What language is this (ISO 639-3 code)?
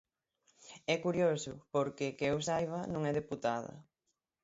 glg